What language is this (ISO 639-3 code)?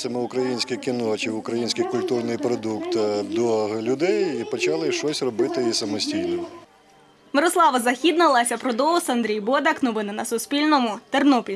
ukr